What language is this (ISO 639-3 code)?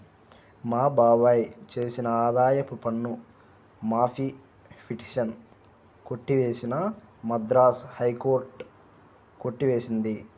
tel